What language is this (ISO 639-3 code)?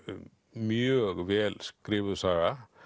isl